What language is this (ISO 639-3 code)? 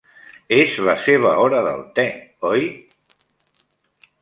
cat